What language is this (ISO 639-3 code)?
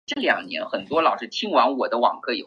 zho